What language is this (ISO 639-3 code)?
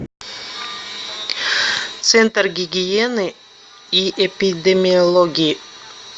rus